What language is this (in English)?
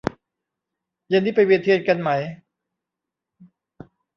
Thai